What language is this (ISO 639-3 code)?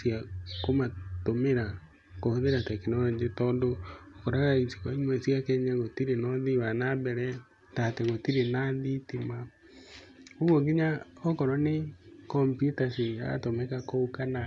kik